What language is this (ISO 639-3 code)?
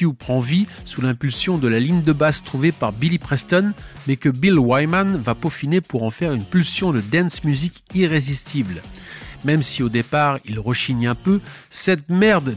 fra